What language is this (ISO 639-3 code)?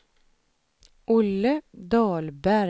swe